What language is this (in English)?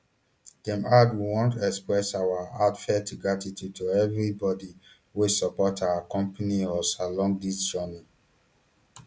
Nigerian Pidgin